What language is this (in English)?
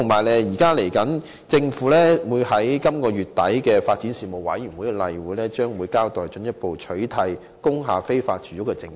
Cantonese